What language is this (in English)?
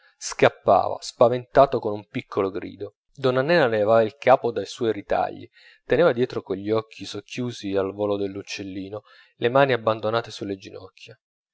Italian